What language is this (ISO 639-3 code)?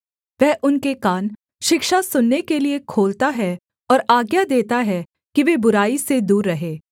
hin